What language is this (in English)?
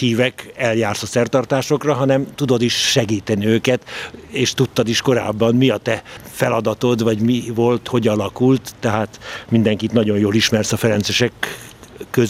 Hungarian